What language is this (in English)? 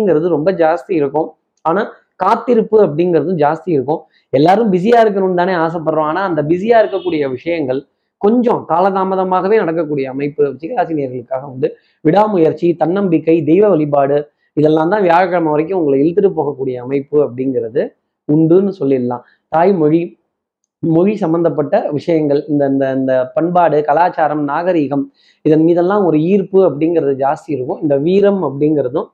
Tamil